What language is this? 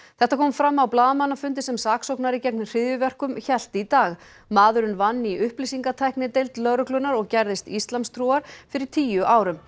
Icelandic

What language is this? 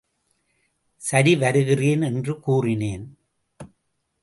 Tamil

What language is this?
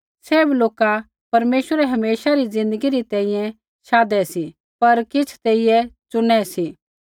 Kullu Pahari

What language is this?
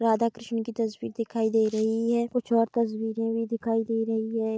Hindi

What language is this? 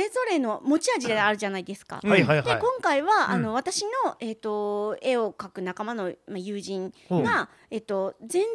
Japanese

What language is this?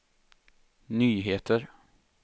Swedish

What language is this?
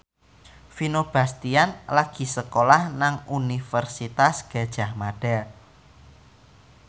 Javanese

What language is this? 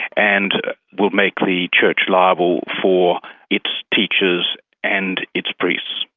English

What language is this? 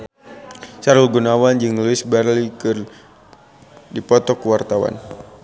Sundanese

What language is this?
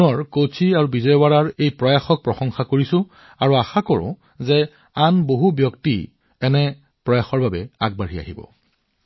Assamese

